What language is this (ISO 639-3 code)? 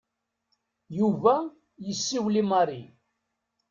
kab